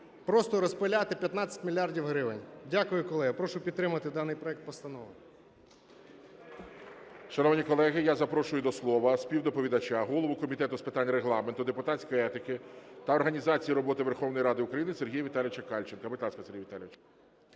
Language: Ukrainian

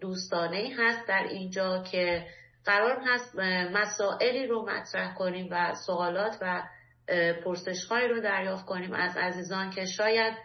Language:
Persian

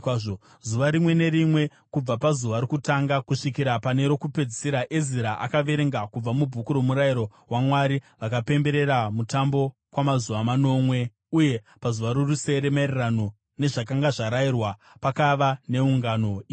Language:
Shona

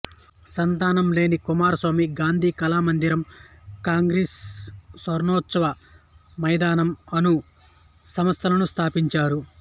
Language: Telugu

